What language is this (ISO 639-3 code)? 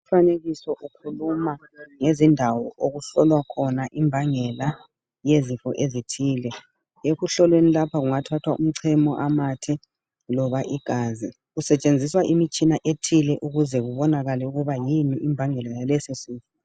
nde